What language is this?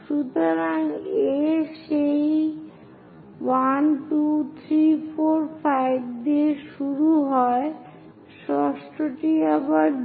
Bangla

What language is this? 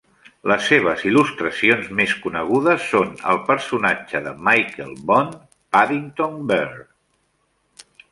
Catalan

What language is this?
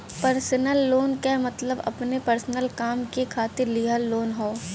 Bhojpuri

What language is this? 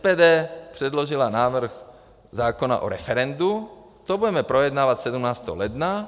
Czech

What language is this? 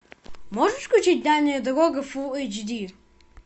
Russian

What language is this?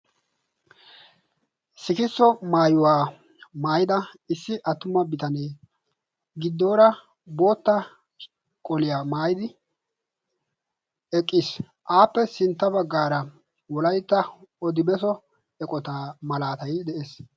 Wolaytta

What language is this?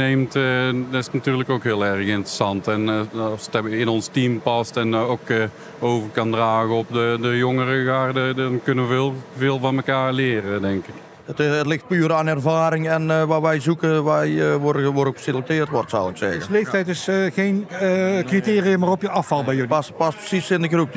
Dutch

